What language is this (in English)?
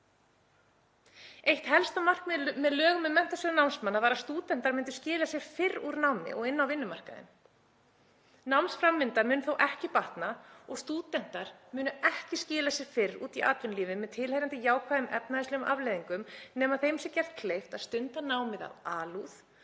Icelandic